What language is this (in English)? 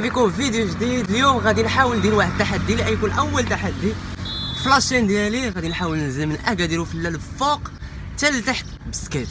Arabic